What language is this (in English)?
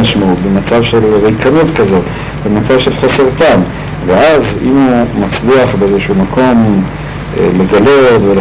Hebrew